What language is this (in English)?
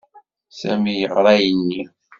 Kabyle